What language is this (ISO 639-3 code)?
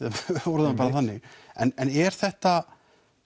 isl